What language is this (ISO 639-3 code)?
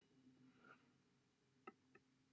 cym